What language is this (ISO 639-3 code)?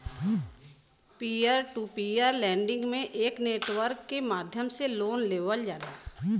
bho